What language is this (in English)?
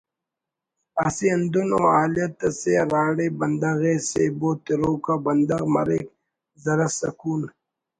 Brahui